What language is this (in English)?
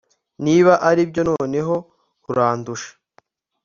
Kinyarwanda